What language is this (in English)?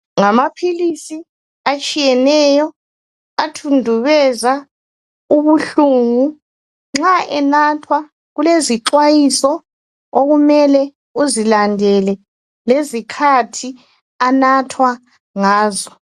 North Ndebele